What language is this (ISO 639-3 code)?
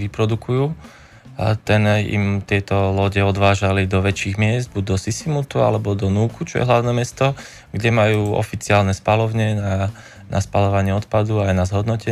slk